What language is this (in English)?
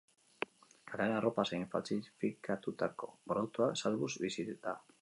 Basque